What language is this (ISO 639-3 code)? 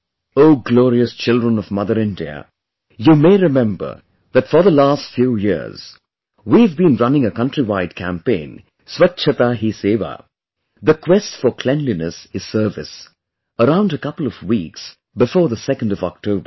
eng